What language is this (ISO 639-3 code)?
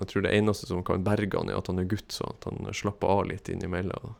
nor